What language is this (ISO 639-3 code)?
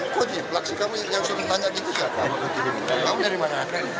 ind